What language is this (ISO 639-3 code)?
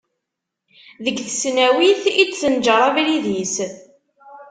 kab